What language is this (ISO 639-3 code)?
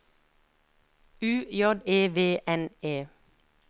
nor